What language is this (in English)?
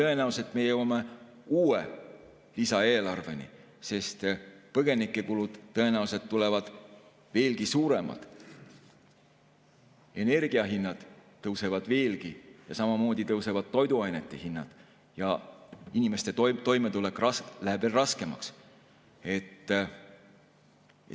Estonian